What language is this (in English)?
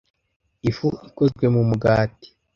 Kinyarwanda